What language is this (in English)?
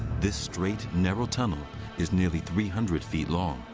English